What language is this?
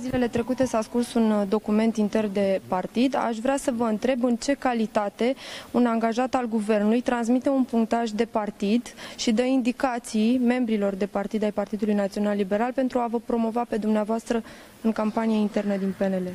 Romanian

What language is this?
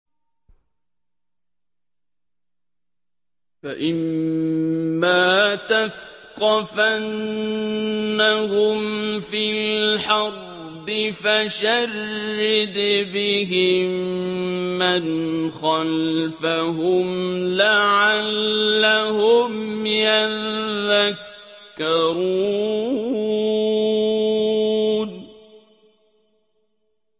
Arabic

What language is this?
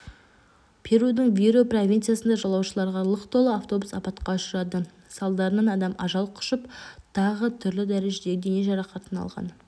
Kazakh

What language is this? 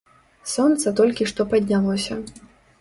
Belarusian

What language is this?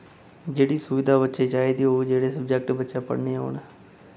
Dogri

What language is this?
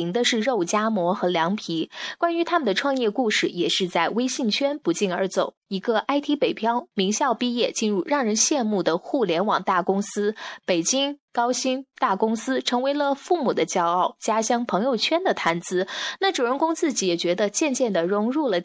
Chinese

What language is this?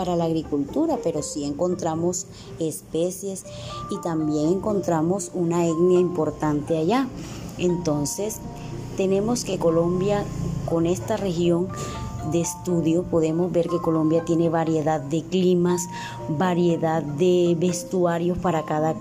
Spanish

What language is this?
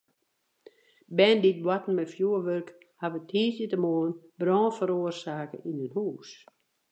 Western Frisian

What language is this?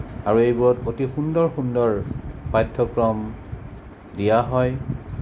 Assamese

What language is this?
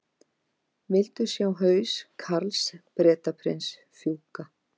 Icelandic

